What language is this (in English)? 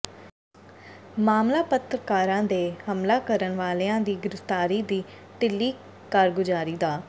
Punjabi